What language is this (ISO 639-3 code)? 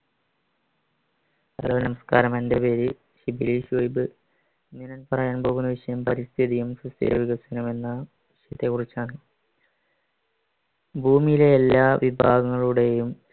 mal